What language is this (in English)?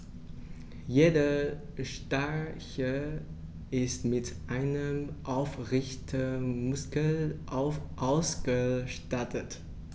German